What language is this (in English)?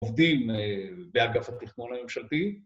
Hebrew